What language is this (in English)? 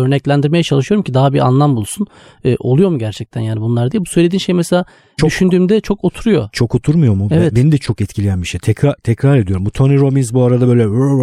Turkish